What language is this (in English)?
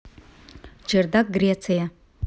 Russian